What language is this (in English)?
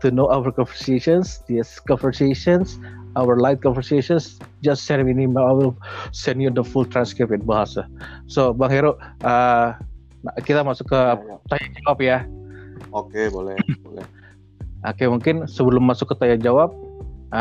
Indonesian